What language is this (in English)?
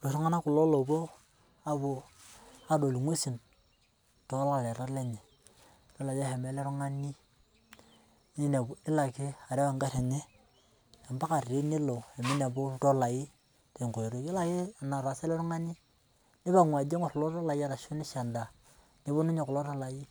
Masai